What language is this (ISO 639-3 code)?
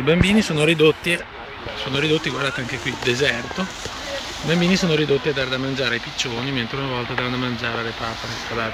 ita